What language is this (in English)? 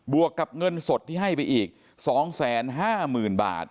Thai